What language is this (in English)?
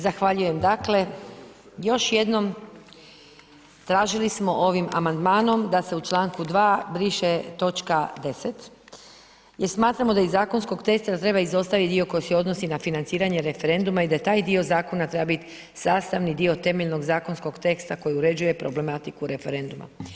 Croatian